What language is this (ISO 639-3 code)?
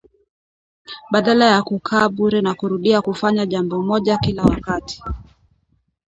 swa